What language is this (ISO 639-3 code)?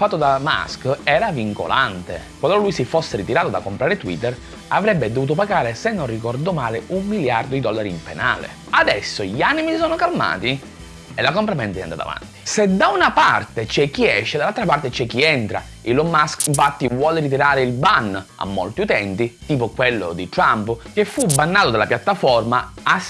ita